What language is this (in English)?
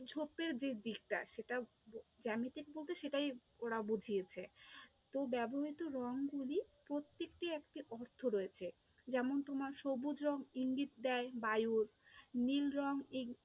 Bangla